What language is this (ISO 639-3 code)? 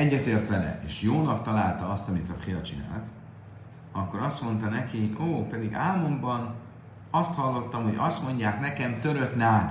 hun